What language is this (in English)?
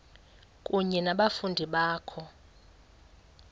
Xhosa